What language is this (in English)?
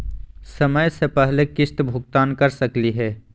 Magahi